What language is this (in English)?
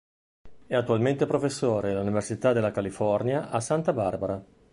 Italian